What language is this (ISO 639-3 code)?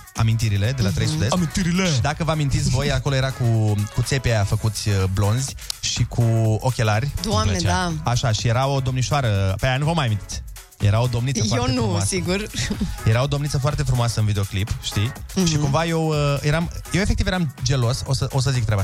ron